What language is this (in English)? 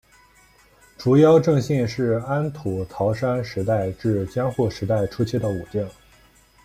Chinese